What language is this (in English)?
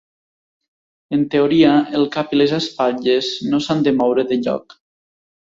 Catalan